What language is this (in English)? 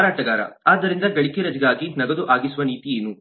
Kannada